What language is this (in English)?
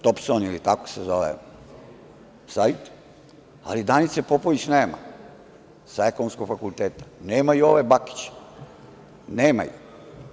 Serbian